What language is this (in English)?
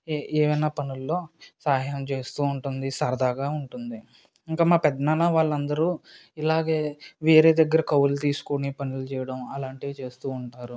Telugu